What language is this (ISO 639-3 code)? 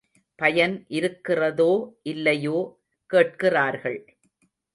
tam